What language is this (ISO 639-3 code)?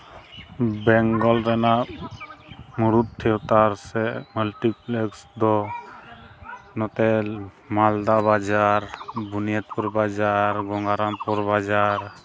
sat